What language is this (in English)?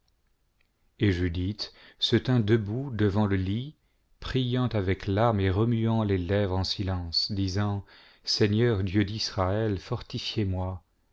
French